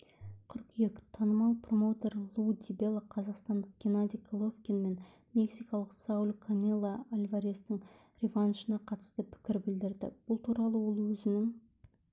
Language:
Kazakh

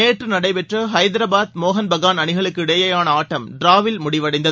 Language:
Tamil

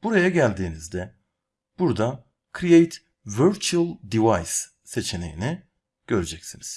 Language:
Turkish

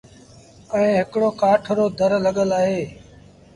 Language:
Sindhi Bhil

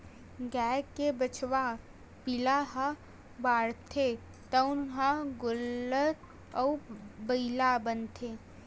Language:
Chhattisgarhi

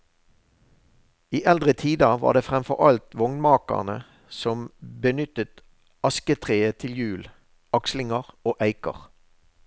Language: Norwegian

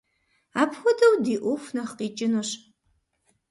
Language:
Kabardian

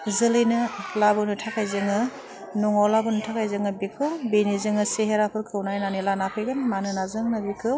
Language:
Bodo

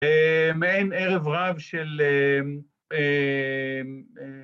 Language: Hebrew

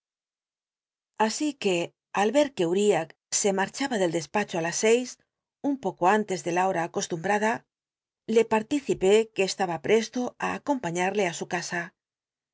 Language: Spanish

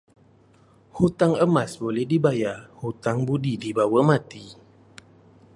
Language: Malay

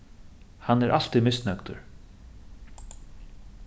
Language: Faroese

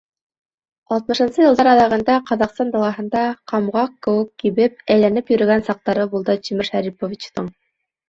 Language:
Bashkir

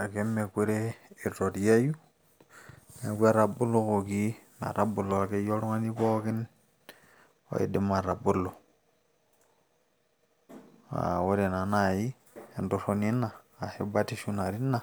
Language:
Masai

